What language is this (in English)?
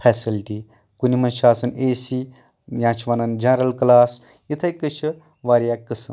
Kashmiri